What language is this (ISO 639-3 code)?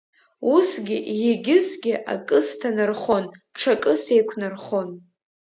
abk